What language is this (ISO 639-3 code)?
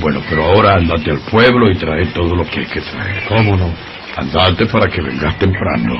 spa